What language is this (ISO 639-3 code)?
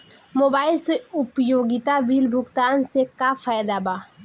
bho